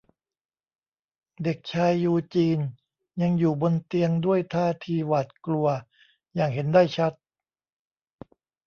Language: Thai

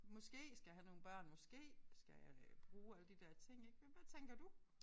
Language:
Danish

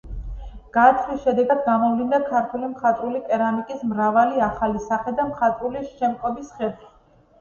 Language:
Georgian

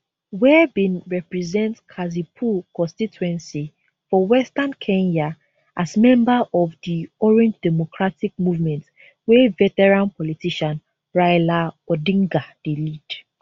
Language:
Nigerian Pidgin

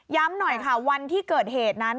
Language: Thai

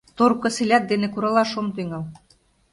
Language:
Mari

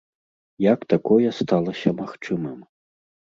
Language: Belarusian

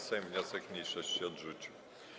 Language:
Polish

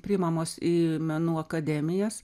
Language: Lithuanian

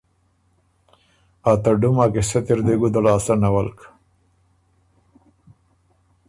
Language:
Ormuri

